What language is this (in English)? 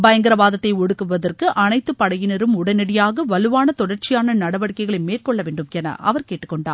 Tamil